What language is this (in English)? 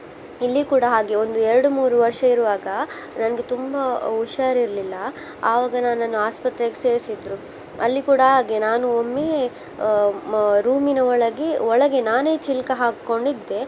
Kannada